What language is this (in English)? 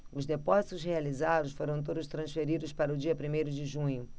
Portuguese